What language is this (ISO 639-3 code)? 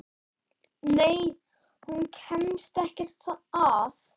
isl